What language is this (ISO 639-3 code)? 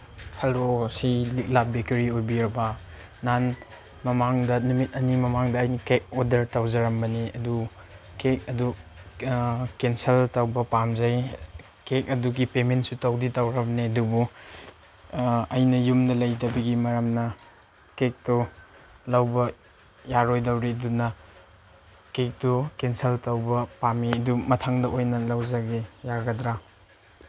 mni